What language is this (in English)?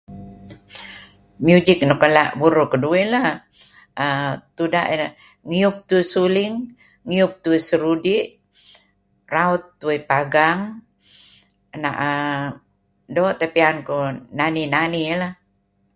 Kelabit